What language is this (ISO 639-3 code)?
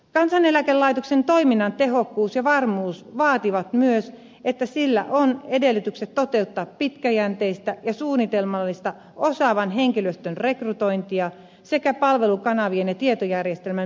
fin